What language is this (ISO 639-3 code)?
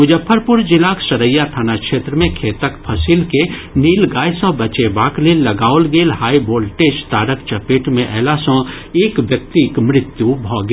mai